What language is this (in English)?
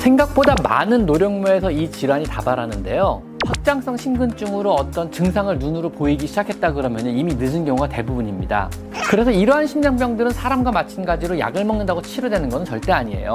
Korean